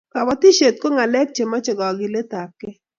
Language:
Kalenjin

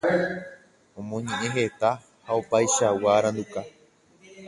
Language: Guarani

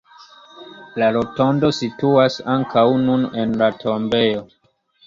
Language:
Esperanto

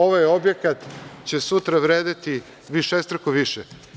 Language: Serbian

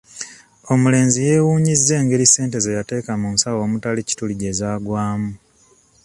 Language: Ganda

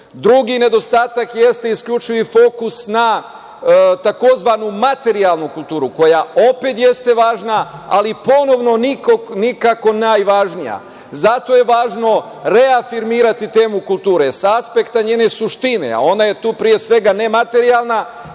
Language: Serbian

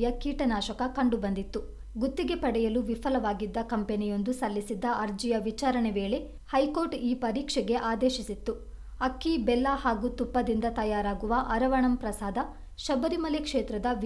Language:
Turkish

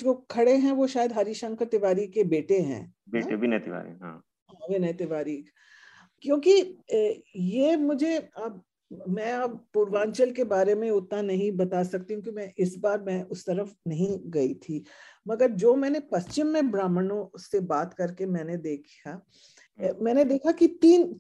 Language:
Hindi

